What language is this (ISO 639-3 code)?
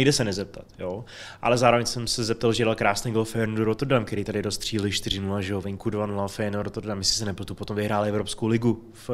ces